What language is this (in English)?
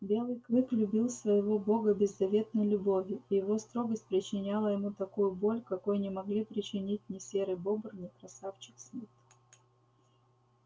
Russian